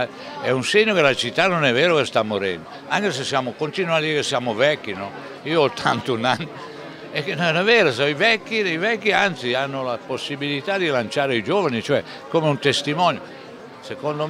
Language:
Italian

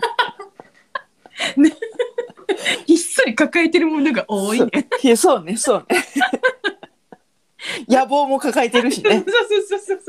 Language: Japanese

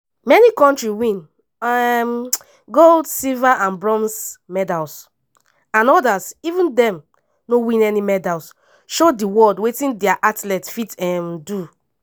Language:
Nigerian Pidgin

